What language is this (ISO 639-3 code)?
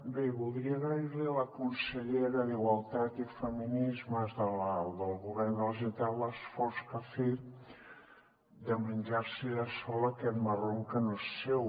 cat